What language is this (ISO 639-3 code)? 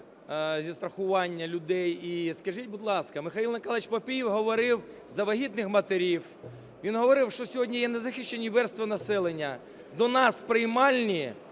ukr